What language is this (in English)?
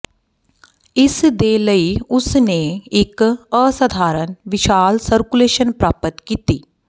Punjabi